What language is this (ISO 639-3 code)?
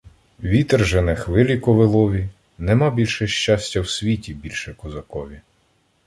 ukr